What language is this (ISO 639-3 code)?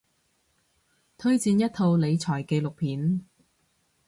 yue